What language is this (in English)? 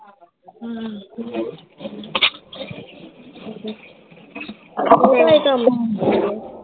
Punjabi